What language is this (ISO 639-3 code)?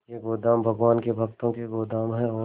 hin